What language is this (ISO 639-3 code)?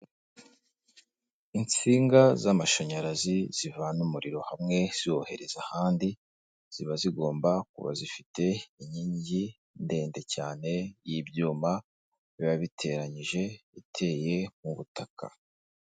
kin